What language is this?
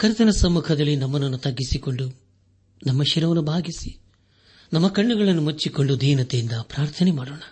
Kannada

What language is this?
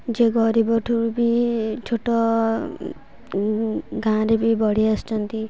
Odia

